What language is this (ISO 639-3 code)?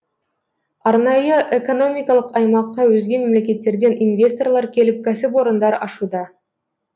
kaz